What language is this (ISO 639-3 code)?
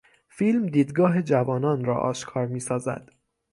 fas